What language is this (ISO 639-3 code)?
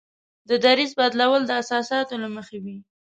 pus